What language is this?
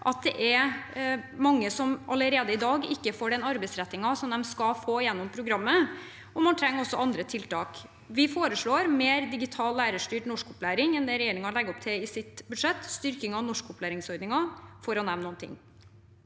Norwegian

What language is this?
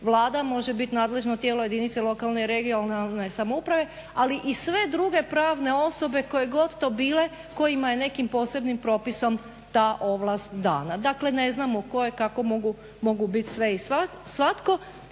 Croatian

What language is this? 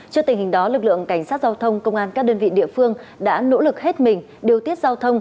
Vietnamese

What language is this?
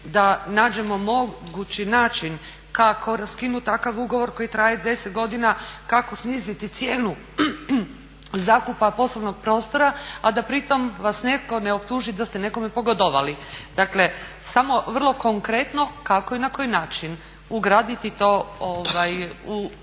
Croatian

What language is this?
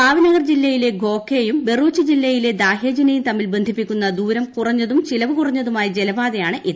Malayalam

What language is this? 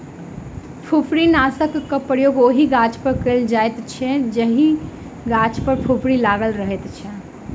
Maithili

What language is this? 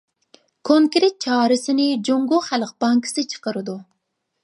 Uyghur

